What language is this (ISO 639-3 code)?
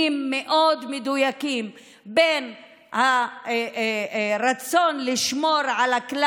heb